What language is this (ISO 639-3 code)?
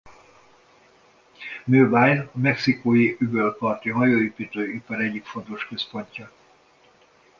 hun